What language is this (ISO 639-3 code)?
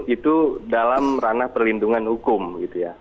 ind